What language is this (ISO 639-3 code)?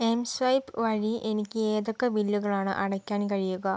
mal